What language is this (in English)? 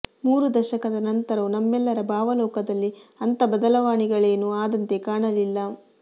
Kannada